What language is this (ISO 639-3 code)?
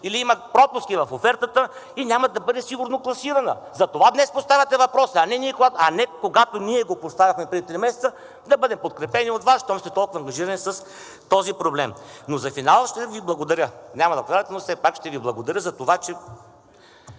bul